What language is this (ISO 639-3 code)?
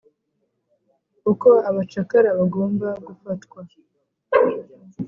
kin